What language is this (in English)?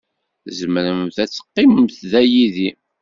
Kabyle